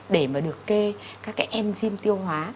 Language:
Vietnamese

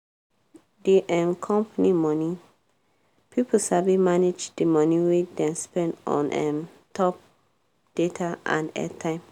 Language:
Nigerian Pidgin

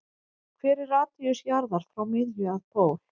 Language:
Icelandic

